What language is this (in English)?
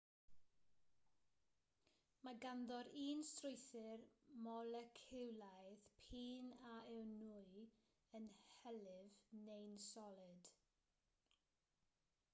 Welsh